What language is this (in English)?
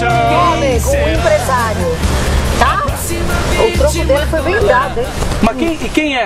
Portuguese